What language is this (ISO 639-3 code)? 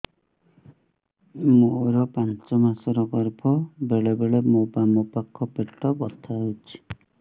ori